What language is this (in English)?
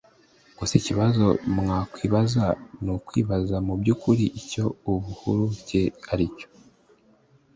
Kinyarwanda